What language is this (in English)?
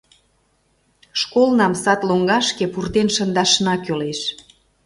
Mari